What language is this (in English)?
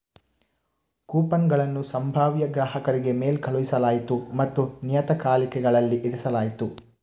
Kannada